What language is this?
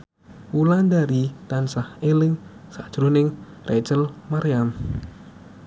Javanese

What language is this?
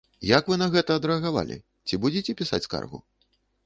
Belarusian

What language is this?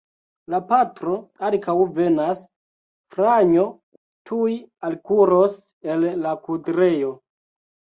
Esperanto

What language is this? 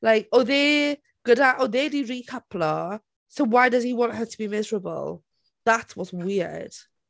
Welsh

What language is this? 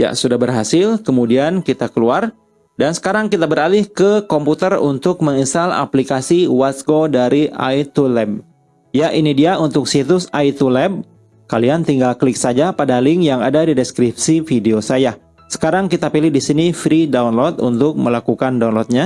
Indonesian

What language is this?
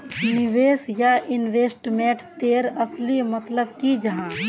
Magahi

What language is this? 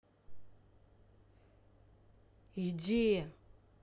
Russian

